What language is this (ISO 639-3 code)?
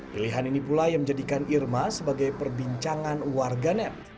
ind